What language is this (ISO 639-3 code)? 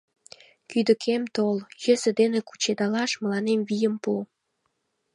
chm